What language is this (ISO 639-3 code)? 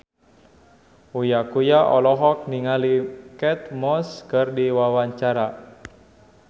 sun